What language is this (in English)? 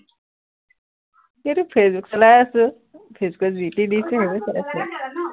Assamese